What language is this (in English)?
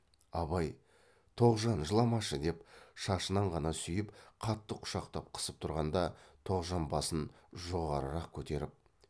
Kazakh